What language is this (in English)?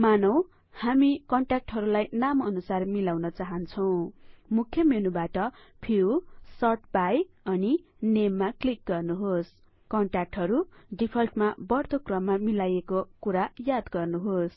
Nepali